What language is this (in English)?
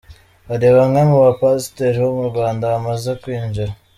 Kinyarwanda